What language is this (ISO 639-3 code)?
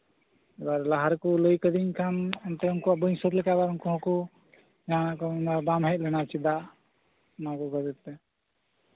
sat